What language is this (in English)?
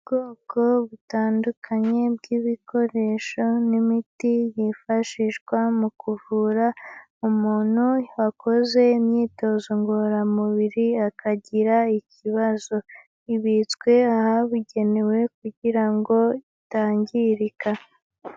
Kinyarwanda